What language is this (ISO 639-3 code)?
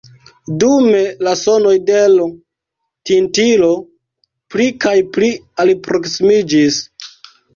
epo